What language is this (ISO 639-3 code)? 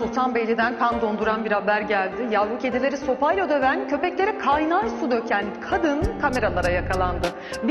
tur